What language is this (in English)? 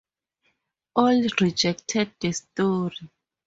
English